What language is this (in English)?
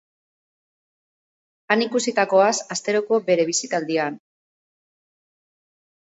Basque